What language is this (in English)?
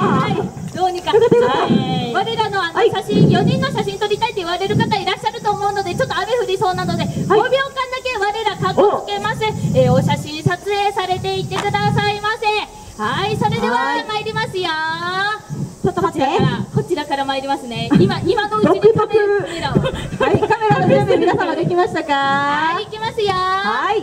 Japanese